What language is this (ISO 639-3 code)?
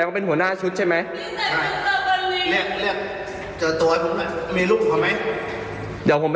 tha